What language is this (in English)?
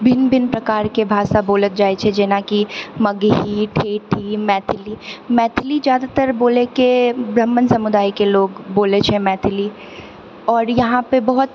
Maithili